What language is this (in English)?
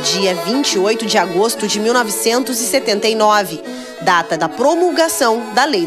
Portuguese